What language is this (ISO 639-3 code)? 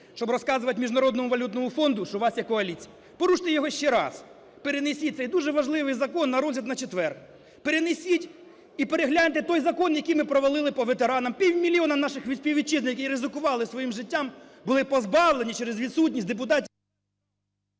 ukr